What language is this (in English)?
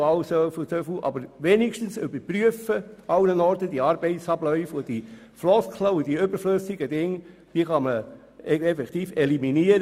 Swiss German